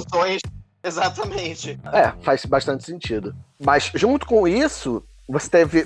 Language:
Portuguese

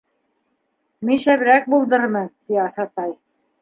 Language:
Bashkir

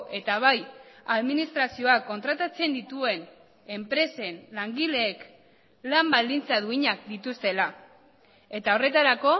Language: Basque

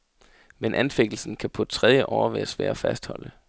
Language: Danish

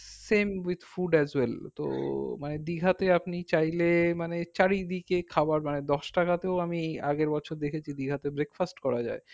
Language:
Bangla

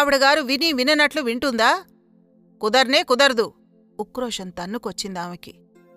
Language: Telugu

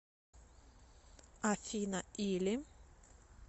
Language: Russian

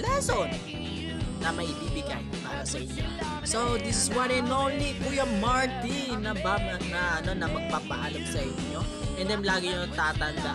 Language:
Filipino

